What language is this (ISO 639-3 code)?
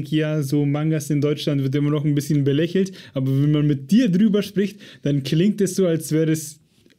deu